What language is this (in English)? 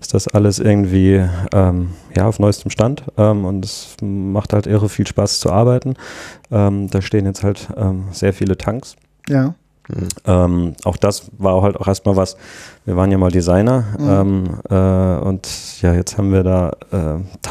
German